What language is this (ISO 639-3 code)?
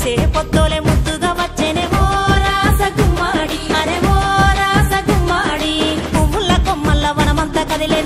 ara